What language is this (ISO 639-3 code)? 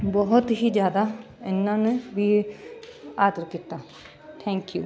pan